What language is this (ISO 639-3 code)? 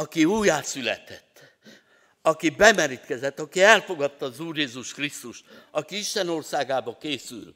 hun